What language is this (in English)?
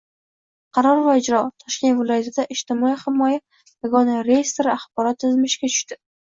Uzbek